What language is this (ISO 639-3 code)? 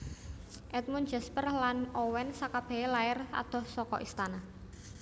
jav